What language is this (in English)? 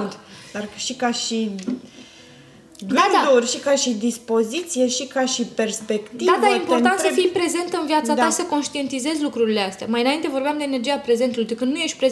Romanian